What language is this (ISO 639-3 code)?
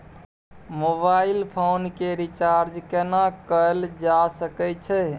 mai